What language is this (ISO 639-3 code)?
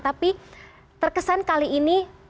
ind